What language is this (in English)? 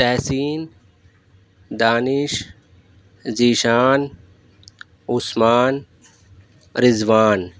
Urdu